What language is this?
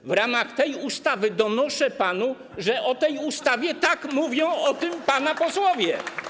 Polish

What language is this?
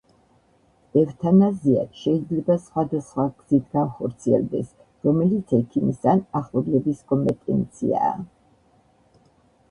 Georgian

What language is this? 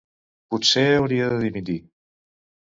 Catalan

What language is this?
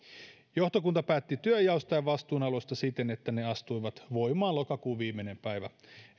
Finnish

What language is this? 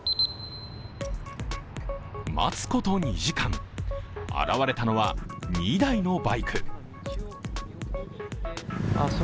Japanese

